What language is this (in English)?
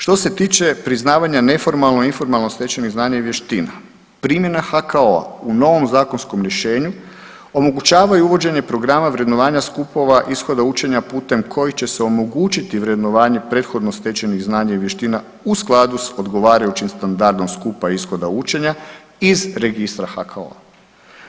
Croatian